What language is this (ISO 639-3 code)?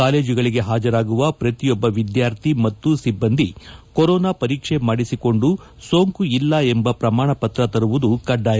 kan